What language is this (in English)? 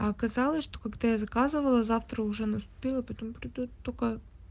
Russian